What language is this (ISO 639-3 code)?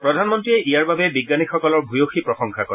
asm